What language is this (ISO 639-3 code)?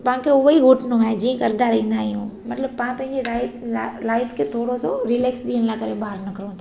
snd